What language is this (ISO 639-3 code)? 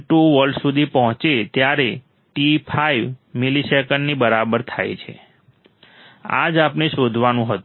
guj